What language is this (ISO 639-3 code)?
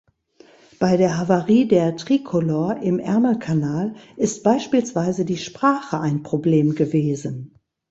deu